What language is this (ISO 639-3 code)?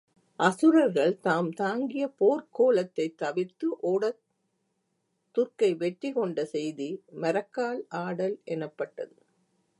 tam